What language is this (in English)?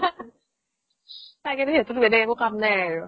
Assamese